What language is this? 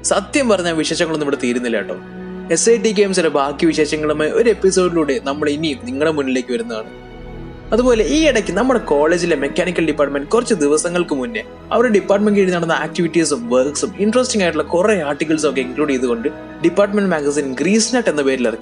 Malayalam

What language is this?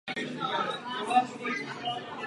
Czech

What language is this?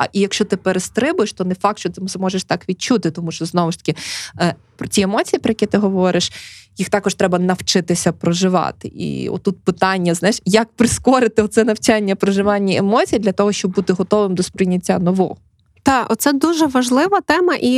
Ukrainian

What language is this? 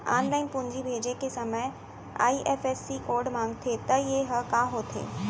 Chhattisgarhi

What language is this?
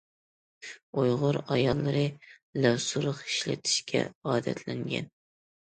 Uyghur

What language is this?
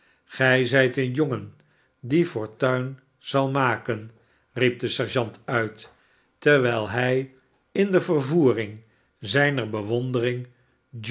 Dutch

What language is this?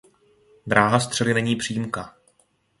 Czech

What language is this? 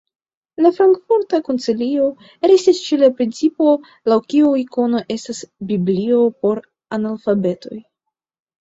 Esperanto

